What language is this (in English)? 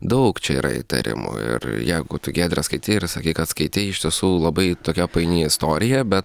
Lithuanian